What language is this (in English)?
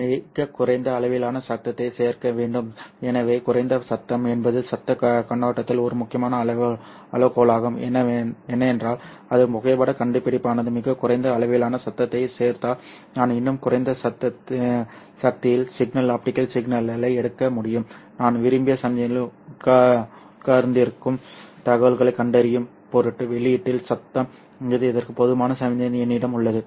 Tamil